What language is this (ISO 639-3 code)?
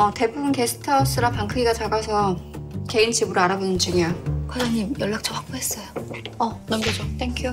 kor